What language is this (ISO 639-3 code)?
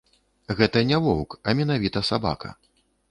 bel